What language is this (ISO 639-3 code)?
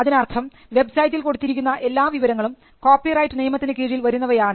mal